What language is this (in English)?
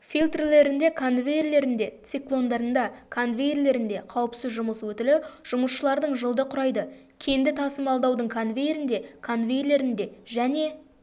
Kazakh